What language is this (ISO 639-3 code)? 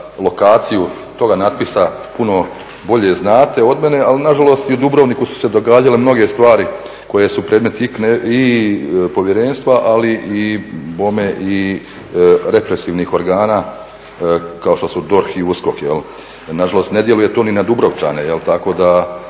hrv